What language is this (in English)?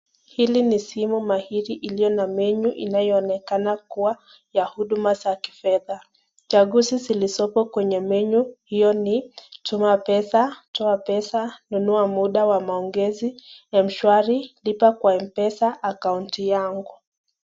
Swahili